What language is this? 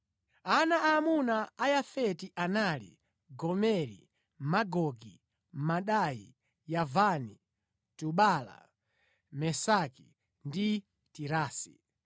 Nyanja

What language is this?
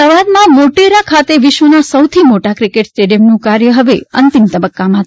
Gujarati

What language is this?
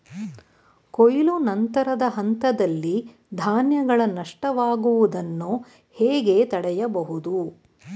Kannada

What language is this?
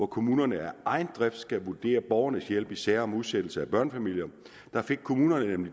Danish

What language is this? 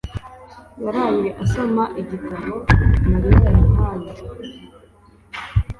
Kinyarwanda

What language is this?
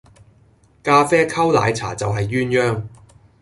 Cantonese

